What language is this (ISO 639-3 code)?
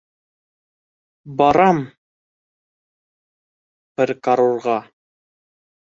bak